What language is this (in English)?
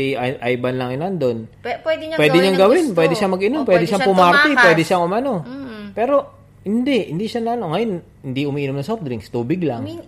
Filipino